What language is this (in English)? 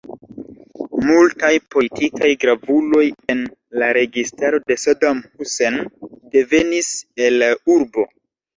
Esperanto